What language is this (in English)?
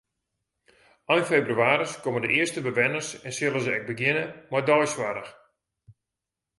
Western Frisian